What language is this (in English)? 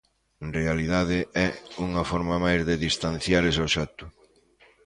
Galician